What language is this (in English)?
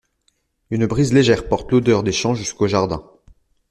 French